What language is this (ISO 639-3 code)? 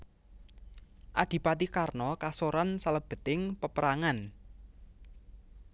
jav